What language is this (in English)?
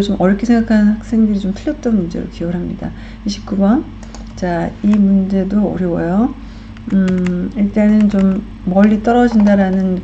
Korean